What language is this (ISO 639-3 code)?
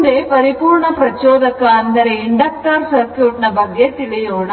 kan